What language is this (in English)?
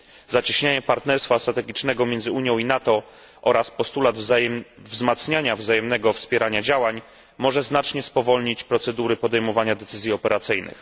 Polish